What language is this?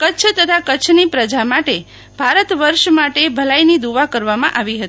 Gujarati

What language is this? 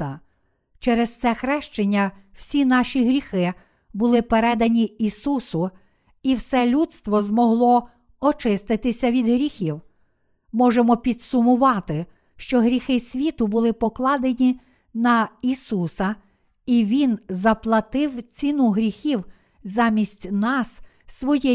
Ukrainian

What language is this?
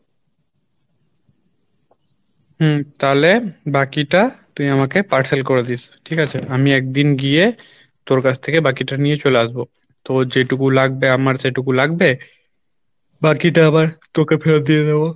Bangla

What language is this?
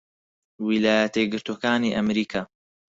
Central Kurdish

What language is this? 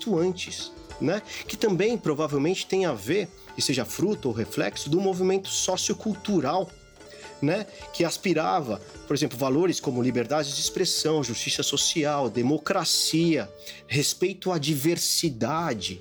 Portuguese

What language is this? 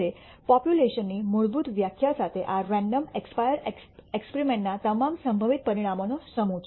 Gujarati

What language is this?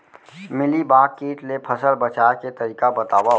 Chhattisgarhi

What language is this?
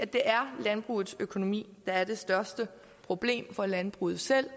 Danish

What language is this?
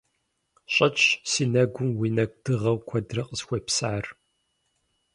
Kabardian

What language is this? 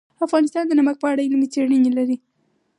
Pashto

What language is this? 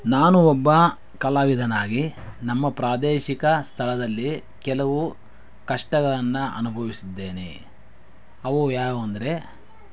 Kannada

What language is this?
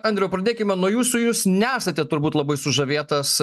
Lithuanian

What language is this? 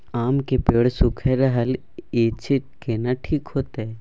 Maithili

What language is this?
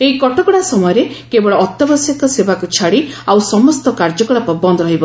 Odia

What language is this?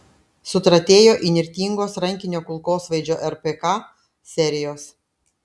Lithuanian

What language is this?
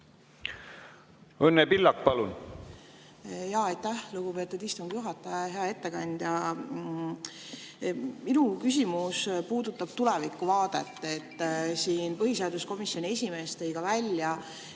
Estonian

